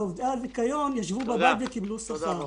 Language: Hebrew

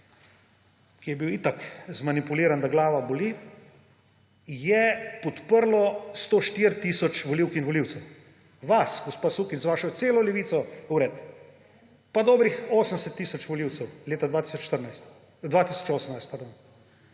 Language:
Slovenian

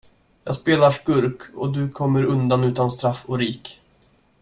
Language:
Swedish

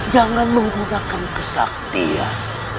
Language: Indonesian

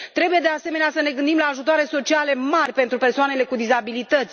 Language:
Romanian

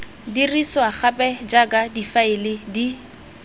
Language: Tswana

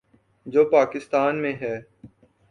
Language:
Urdu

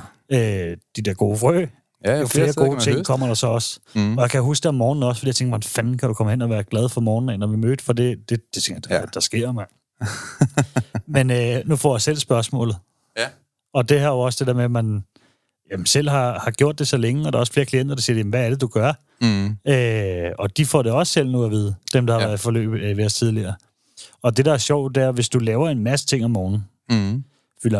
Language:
Danish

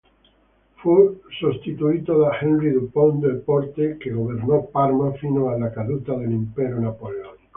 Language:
Italian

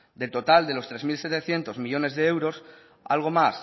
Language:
Spanish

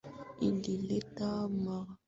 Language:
Swahili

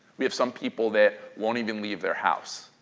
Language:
English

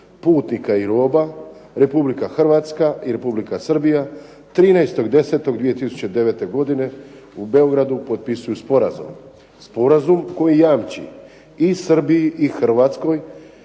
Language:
Croatian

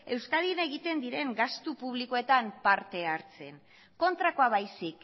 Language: Basque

